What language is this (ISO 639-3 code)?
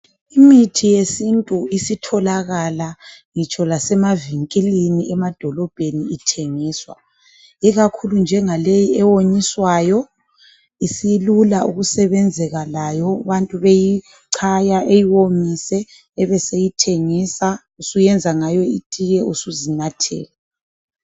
nde